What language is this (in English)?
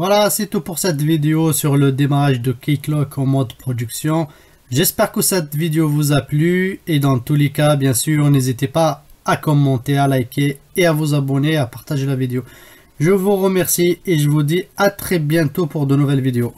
French